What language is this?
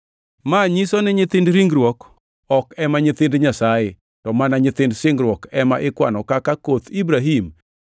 Luo (Kenya and Tanzania)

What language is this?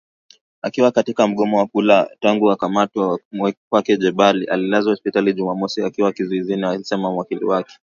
Swahili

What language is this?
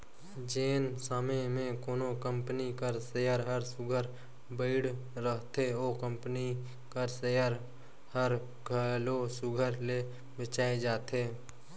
Chhattisgarhi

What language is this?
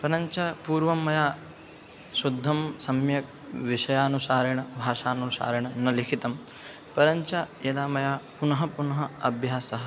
Sanskrit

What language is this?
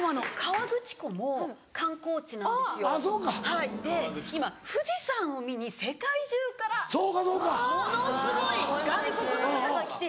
Japanese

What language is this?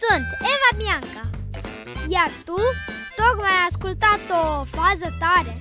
Romanian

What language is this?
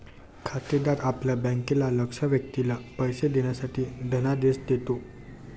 Marathi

